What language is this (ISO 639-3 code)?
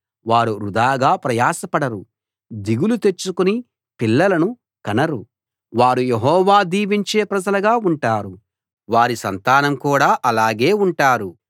tel